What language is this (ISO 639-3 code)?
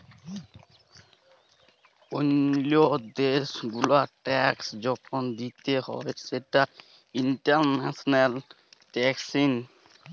ben